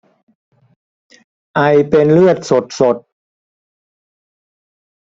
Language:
Thai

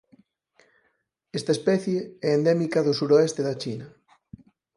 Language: Galician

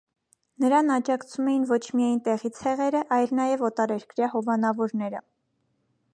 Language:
Armenian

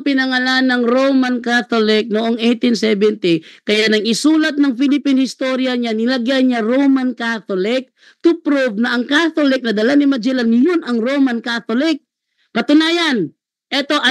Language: Filipino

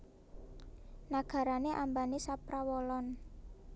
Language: Javanese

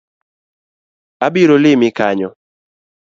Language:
Luo (Kenya and Tanzania)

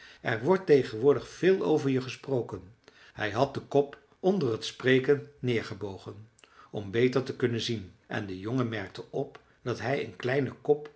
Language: Dutch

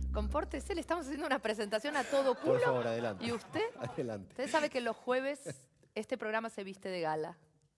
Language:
Spanish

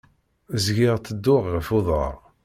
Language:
Kabyle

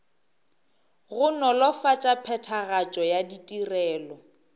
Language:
Northern Sotho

